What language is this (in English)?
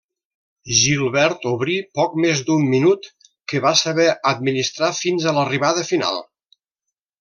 Catalan